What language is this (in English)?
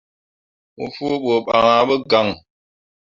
Mundang